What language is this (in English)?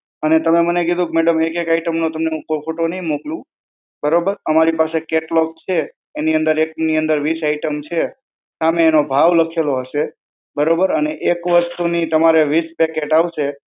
Gujarati